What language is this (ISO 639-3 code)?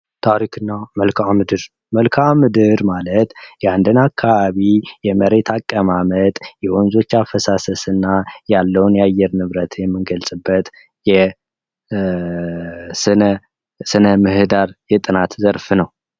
amh